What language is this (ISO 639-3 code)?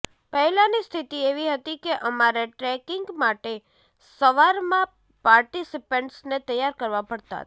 guj